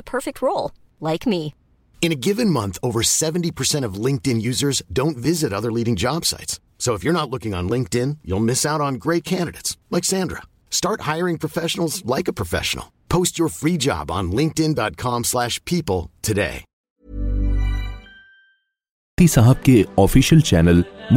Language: Urdu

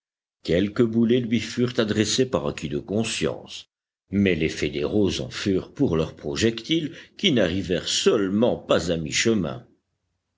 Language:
French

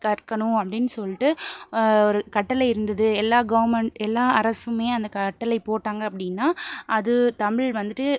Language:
Tamil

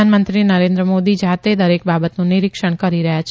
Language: Gujarati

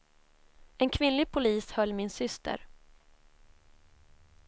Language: Swedish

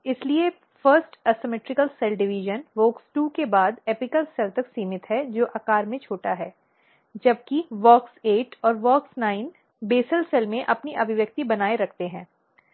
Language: Hindi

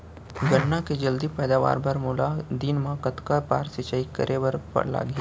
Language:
Chhattisgarhi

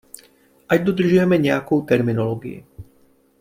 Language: Czech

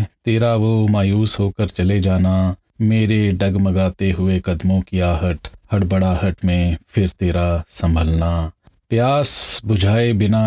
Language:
Punjabi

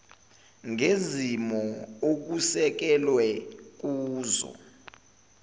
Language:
Zulu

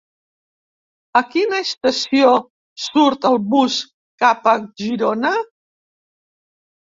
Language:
Catalan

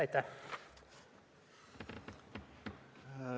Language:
Estonian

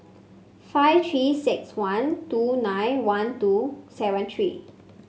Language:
English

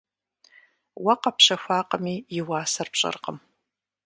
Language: Kabardian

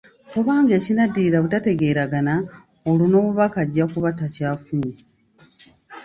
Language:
Ganda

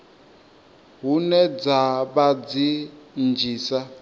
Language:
Venda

